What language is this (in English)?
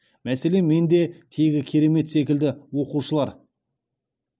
Kazakh